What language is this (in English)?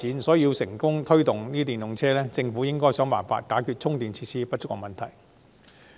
Cantonese